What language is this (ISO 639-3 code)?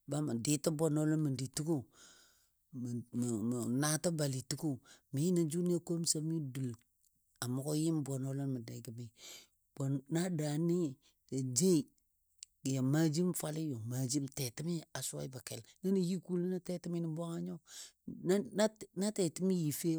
dbd